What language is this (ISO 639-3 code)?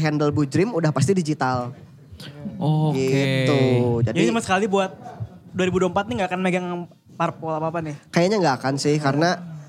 ind